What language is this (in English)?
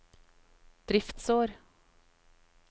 Norwegian